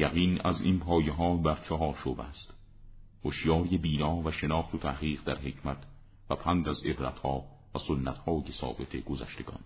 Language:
Persian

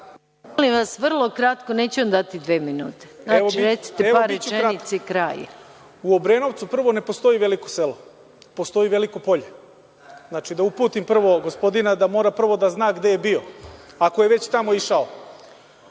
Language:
Serbian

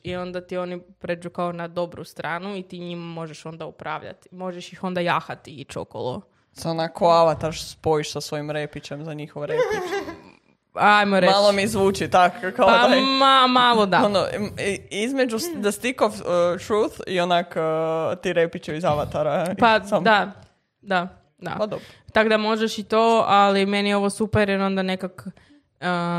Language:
Croatian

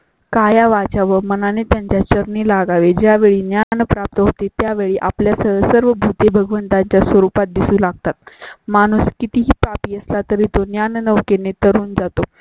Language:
Marathi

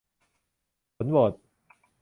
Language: Thai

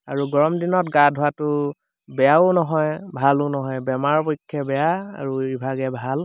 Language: Assamese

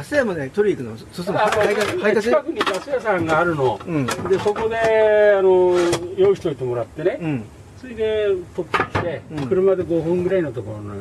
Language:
Japanese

